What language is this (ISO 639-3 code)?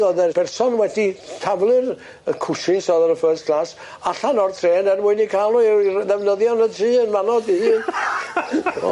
cym